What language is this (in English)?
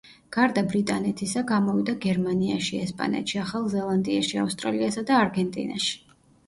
Georgian